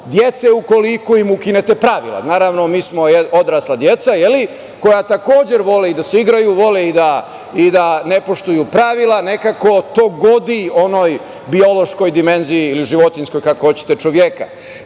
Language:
Serbian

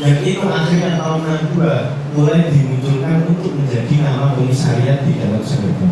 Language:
Indonesian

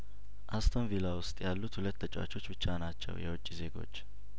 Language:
Amharic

